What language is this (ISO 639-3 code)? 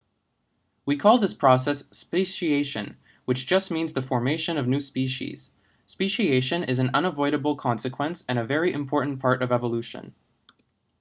eng